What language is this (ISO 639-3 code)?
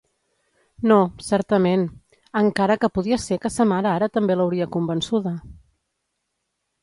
cat